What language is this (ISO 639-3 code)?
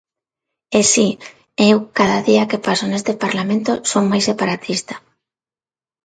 glg